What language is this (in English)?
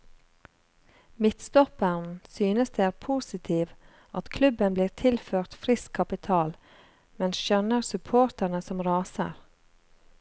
Norwegian